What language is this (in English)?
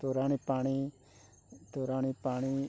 Odia